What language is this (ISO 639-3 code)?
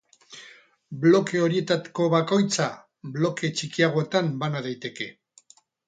eus